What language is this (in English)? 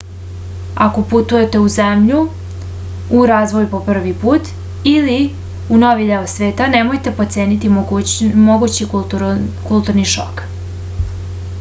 Serbian